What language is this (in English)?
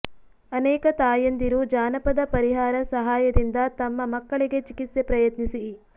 Kannada